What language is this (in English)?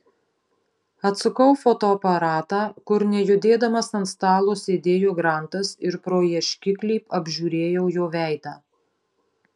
Lithuanian